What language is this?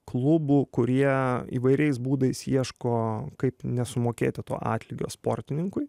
Lithuanian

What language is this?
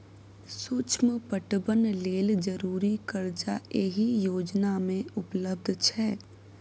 Maithili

